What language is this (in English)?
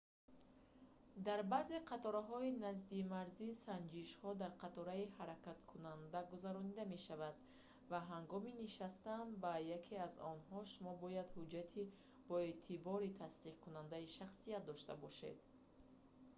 Tajik